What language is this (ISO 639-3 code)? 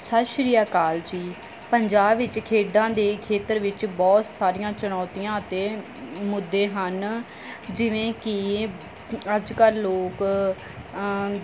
pan